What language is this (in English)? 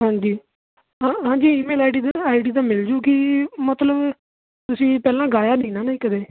Punjabi